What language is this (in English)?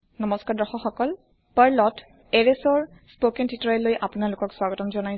Assamese